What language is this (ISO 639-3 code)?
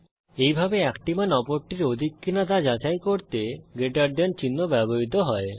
ben